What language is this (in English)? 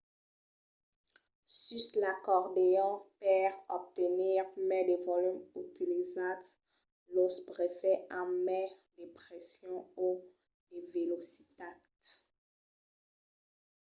Occitan